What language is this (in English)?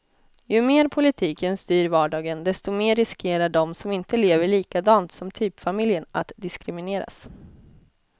Swedish